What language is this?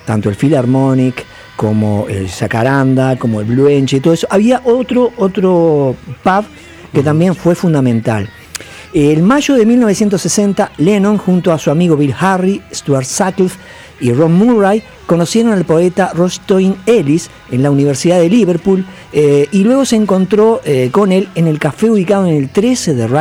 Spanish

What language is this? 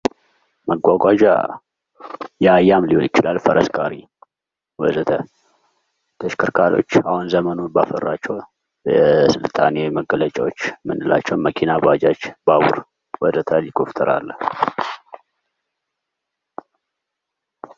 Amharic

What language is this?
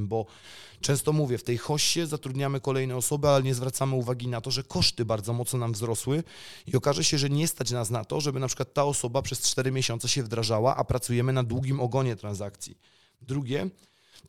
Polish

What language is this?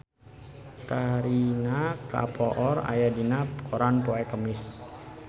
Sundanese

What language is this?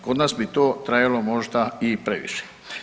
Croatian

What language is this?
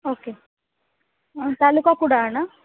Marathi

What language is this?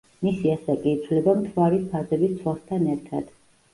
Georgian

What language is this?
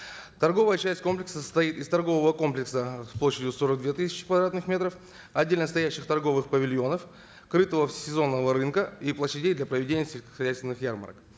Kazakh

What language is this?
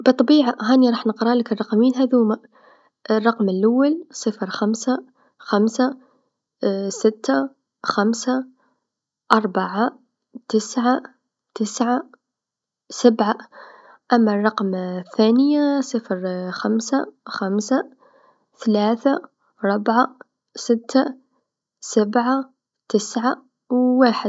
Tunisian Arabic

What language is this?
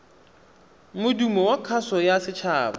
Tswana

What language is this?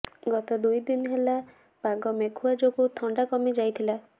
Odia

